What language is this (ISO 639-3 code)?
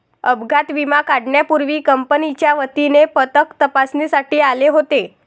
mar